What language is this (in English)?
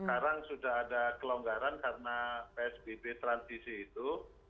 Indonesian